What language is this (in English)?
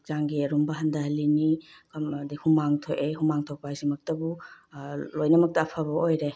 Manipuri